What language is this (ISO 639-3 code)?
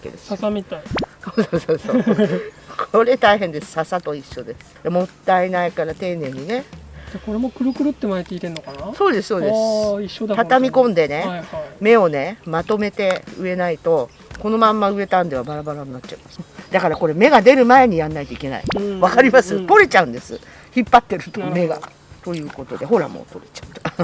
jpn